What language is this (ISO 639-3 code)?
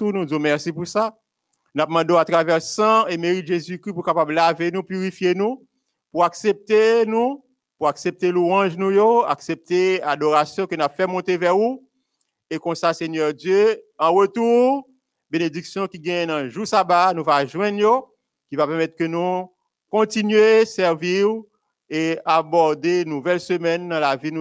fra